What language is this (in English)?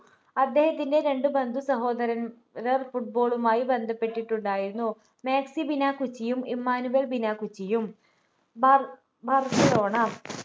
Malayalam